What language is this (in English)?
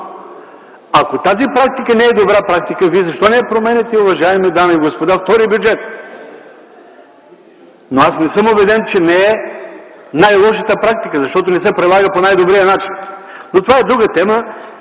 Bulgarian